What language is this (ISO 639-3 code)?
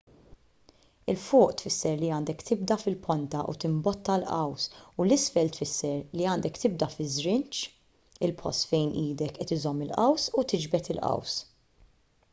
mlt